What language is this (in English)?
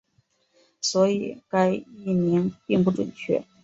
Chinese